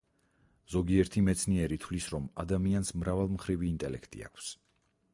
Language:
Georgian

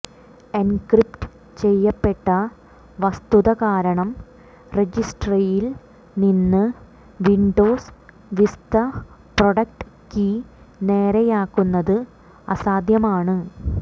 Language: Malayalam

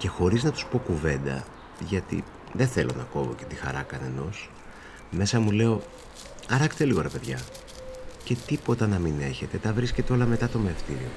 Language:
Greek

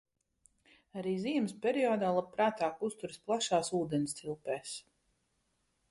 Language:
Latvian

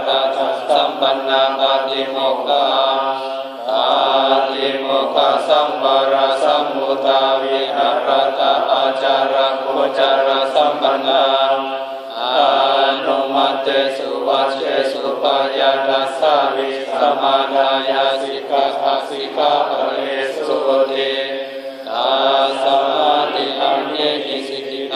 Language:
Arabic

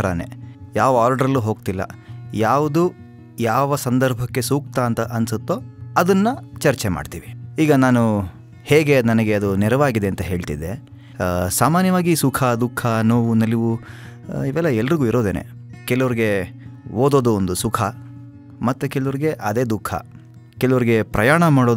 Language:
Kannada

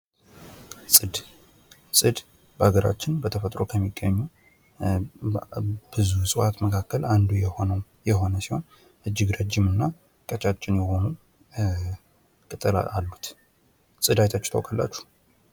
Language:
Amharic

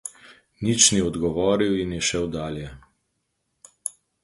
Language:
Slovenian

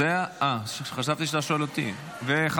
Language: Hebrew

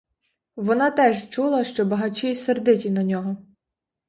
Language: Ukrainian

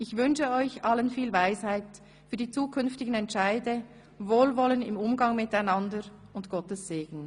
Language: Swiss German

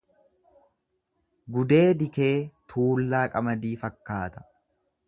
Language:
Oromo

